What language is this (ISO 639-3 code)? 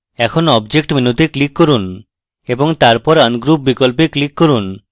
ben